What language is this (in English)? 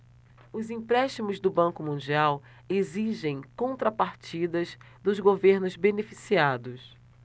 Portuguese